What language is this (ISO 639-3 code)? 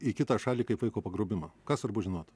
lit